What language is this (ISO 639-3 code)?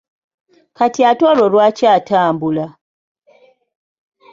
lug